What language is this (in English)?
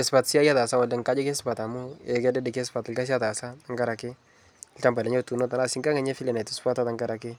Masai